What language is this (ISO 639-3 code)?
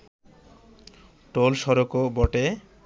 ben